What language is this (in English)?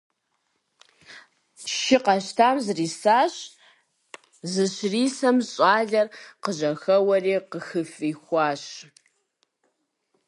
Kabardian